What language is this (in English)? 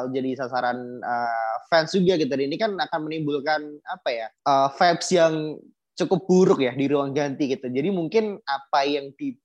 Indonesian